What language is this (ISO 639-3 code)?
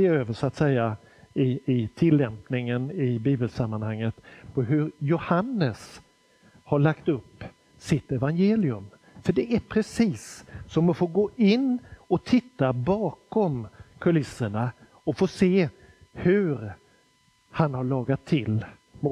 swe